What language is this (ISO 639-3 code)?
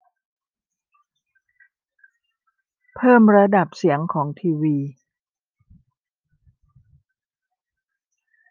tha